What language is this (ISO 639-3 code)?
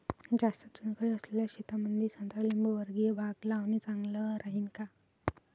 mar